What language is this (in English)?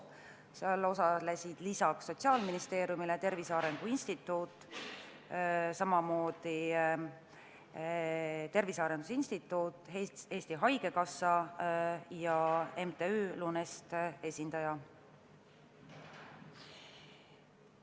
Estonian